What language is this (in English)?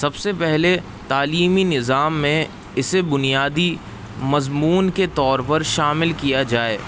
Urdu